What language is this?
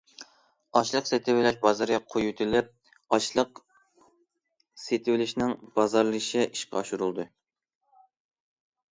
Uyghur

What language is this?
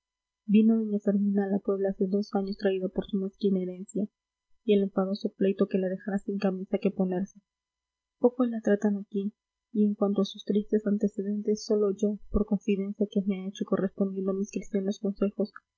Spanish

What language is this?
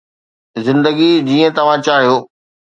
Sindhi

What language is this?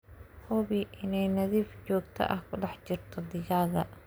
Somali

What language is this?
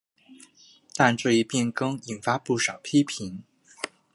Chinese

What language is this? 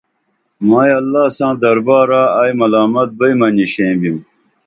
Dameli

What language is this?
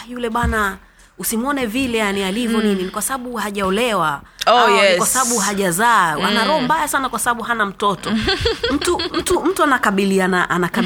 Swahili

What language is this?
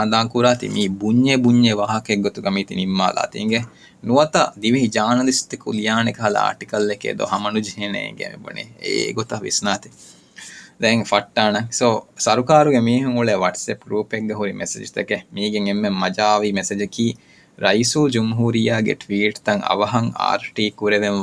Urdu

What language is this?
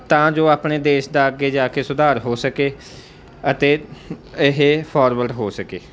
Punjabi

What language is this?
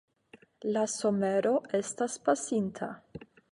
Esperanto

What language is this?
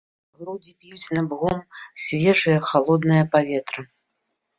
Belarusian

